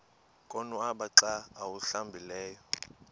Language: Xhosa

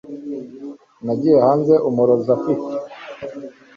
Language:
Kinyarwanda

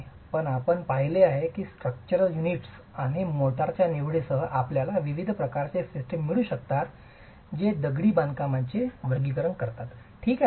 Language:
Marathi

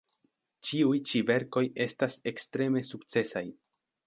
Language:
Esperanto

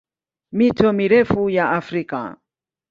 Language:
Swahili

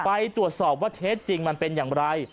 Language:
Thai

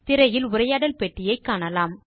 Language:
Tamil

